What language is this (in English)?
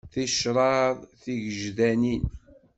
Kabyle